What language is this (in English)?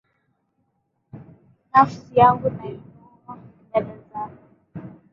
Swahili